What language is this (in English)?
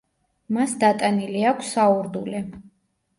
Georgian